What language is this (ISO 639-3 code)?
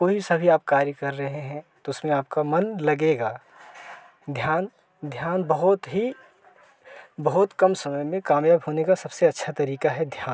hin